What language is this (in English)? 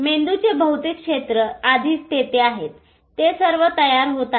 Marathi